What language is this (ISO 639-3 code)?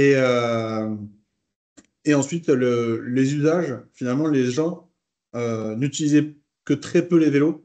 fra